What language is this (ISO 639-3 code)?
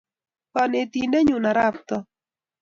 kln